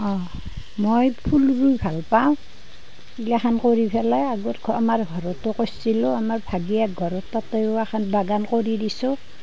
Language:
Assamese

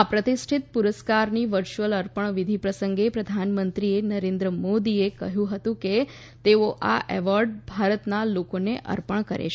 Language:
Gujarati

